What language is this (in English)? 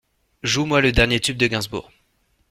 French